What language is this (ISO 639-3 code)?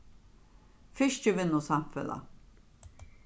fao